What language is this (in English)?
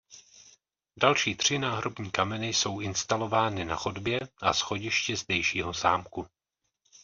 Czech